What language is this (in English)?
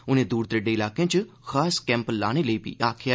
Dogri